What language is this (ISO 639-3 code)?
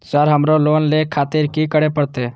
mai